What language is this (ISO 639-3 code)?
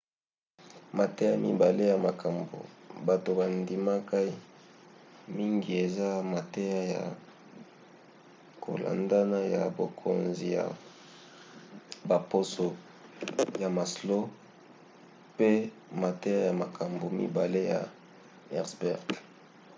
lin